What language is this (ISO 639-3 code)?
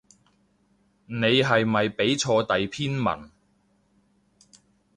yue